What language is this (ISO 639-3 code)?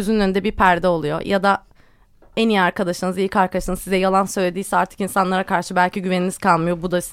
tur